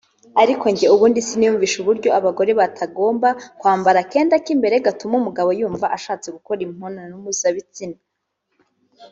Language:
Kinyarwanda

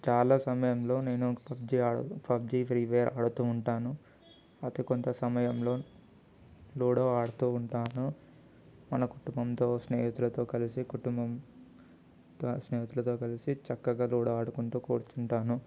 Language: Telugu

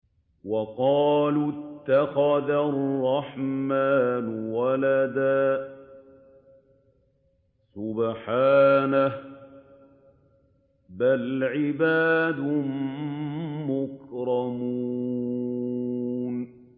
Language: Arabic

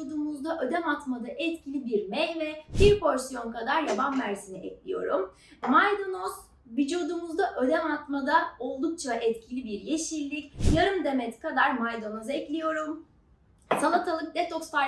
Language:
Turkish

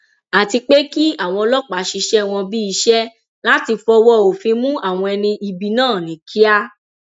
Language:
Yoruba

